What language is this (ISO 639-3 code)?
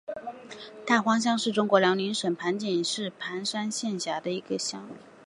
zho